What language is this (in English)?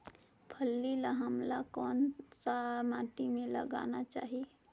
Chhattisgarhi